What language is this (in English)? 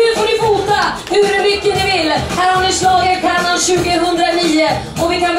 Swedish